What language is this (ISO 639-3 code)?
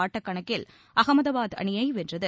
tam